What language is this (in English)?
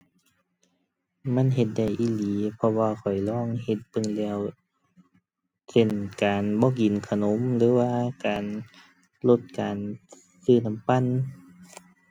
Thai